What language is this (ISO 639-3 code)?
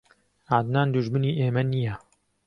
ckb